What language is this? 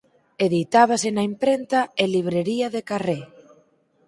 Galician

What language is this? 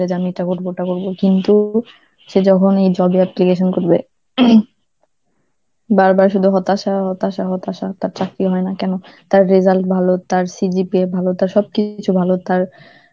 Bangla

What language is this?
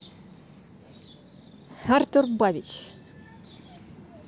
Russian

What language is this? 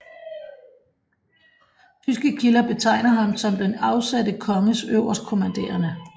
Danish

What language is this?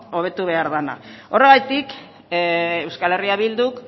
Basque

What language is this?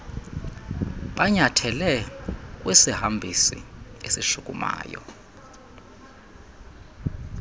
Xhosa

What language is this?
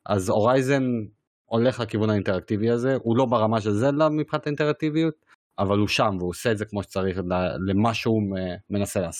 Hebrew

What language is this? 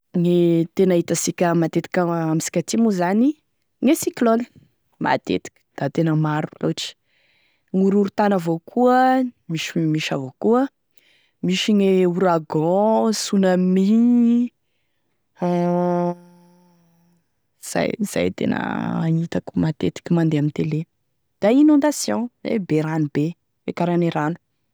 Tesaka Malagasy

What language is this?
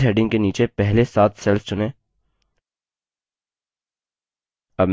Hindi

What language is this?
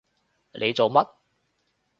Cantonese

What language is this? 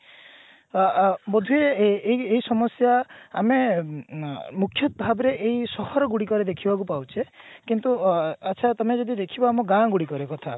Odia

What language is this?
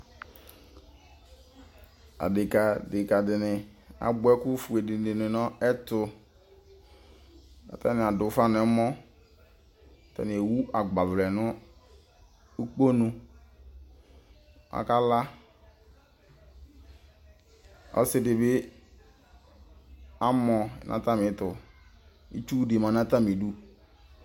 Ikposo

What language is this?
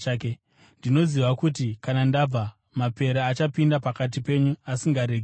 Shona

